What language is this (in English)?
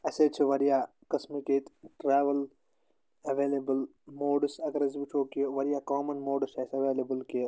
Kashmiri